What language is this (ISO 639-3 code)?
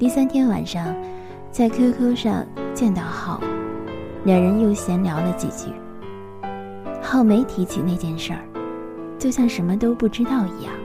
zho